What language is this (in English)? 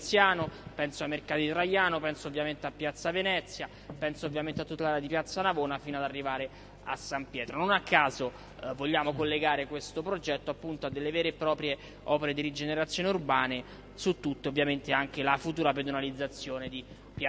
Italian